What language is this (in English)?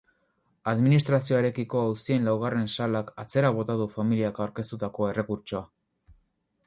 Basque